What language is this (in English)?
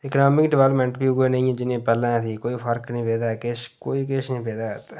Dogri